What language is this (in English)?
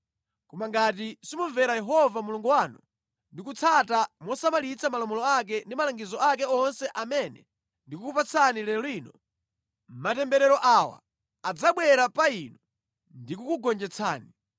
Nyanja